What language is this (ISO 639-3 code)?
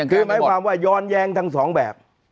tha